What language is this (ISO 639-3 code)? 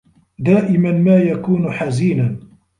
ara